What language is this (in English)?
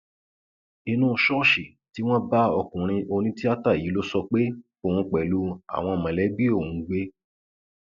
Yoruba